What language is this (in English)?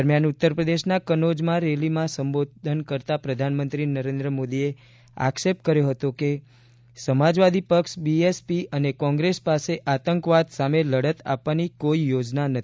Gujarati